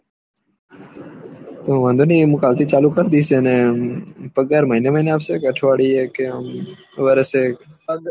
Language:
Gujarati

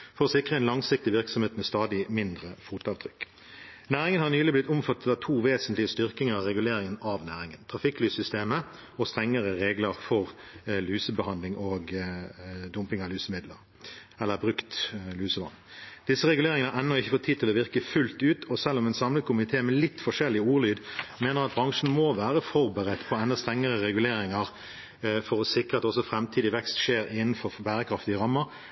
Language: Norwegian Bokmål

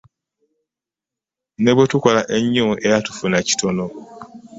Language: Ganda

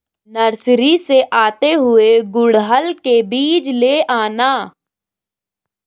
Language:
Hindi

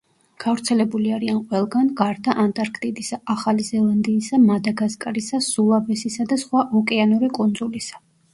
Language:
Georgian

